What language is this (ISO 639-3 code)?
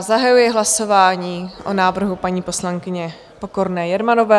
ces